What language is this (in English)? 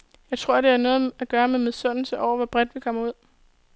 Danish